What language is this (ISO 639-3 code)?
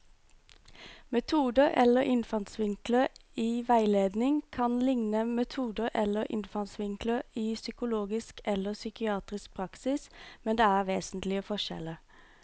nor